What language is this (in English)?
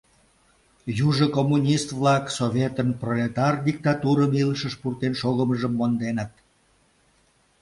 Mari